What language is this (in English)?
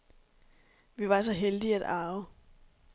Danish